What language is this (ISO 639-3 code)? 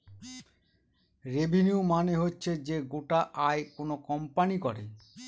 ben